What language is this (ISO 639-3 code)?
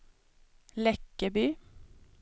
swe